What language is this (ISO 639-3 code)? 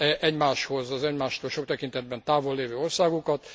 hun